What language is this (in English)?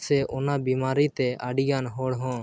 Santali